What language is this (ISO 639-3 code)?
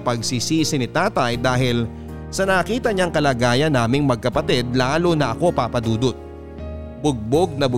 fil